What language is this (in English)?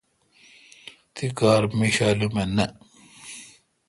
Kalkoti